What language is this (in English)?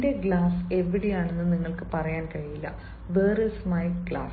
Malayalam